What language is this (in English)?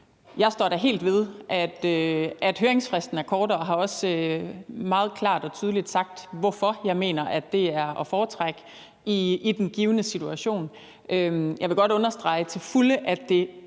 Danish